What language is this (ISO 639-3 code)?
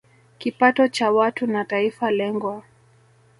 swa